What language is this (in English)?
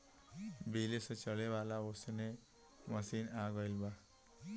Bhojpuri